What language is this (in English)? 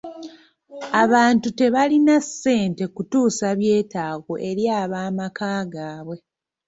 Ganda